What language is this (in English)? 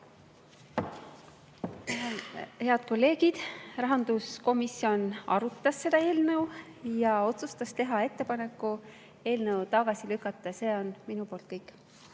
Estonian